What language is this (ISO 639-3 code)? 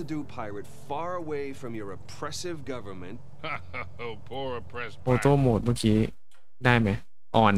tha